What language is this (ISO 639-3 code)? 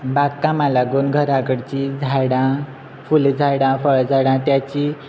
kok